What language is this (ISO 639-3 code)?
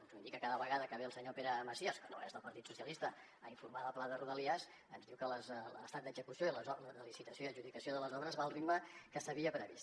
cat